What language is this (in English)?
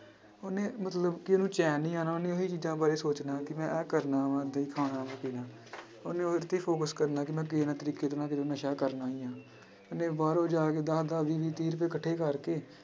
Punjabi